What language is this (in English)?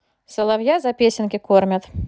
Russian